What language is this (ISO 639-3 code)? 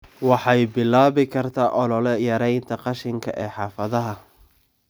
som